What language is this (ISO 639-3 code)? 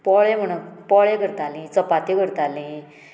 kok